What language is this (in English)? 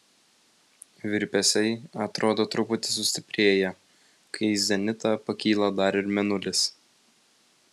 Lithuanian